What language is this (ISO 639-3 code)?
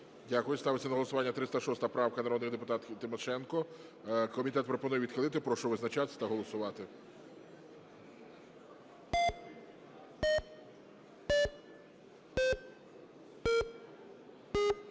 ukr